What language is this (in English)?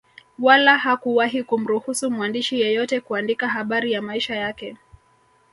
Swahili